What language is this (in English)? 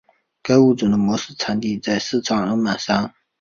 Chinese